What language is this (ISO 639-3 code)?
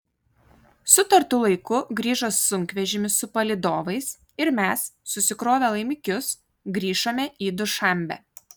lit